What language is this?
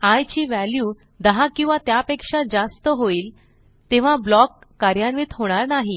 Marathi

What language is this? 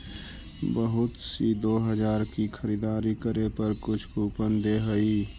Magahi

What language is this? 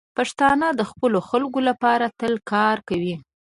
Pashto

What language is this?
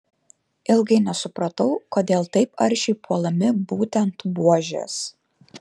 Lithuanian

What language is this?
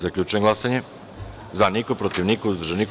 Serbian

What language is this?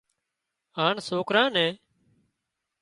Wadiyara Koli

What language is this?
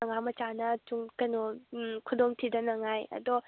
Manipuri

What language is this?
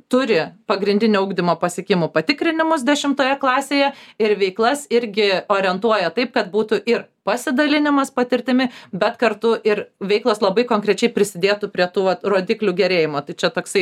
Lithuanian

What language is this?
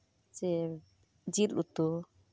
Santali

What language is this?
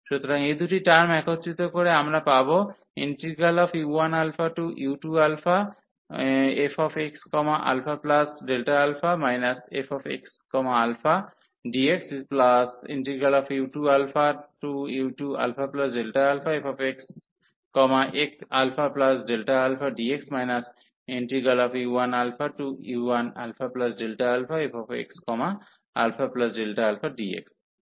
Bangla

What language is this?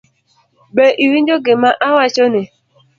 Luo (Kenya and Tanzania)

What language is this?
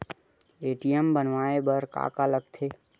Chhattisgarhi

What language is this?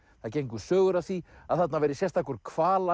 Icelandic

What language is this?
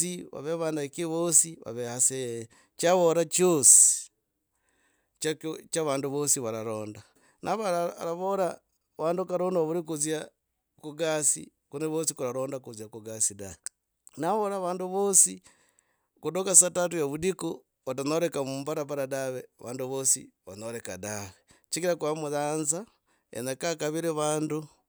Logooli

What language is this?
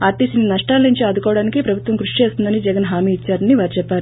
Telugu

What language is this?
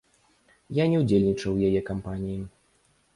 Belarusian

